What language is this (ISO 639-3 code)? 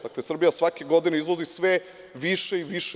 srp